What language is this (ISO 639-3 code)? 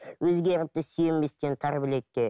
kaz